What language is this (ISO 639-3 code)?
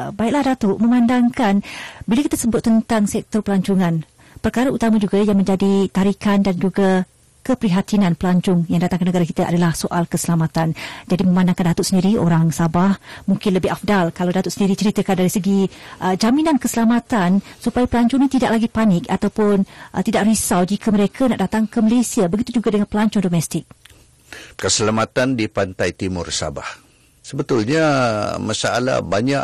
msa